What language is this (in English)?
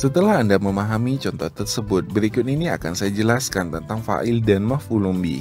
Indonesian